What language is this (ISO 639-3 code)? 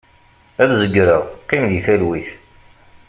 kab